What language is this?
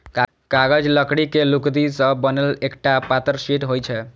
Maithili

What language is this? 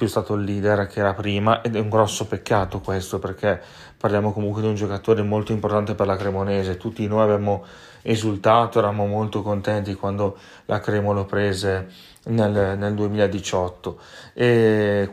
Italian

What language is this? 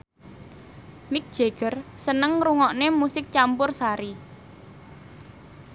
Javanese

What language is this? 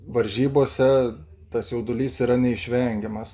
Lithuanian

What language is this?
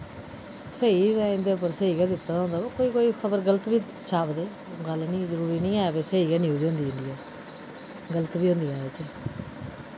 Dogri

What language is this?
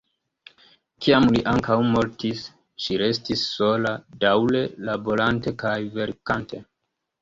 Esperanto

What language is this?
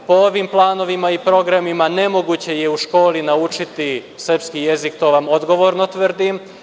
Serbian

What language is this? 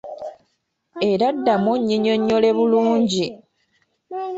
Ganda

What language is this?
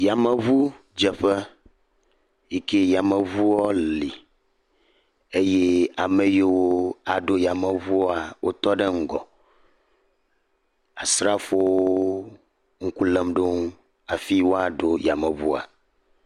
Ewe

